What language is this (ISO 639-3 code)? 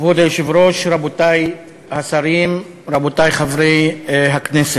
heb